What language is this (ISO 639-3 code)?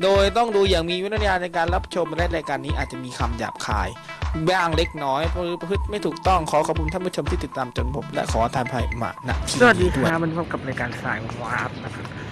tha